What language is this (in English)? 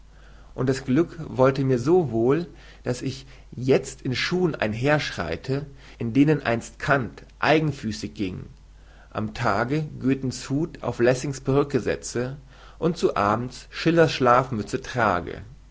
German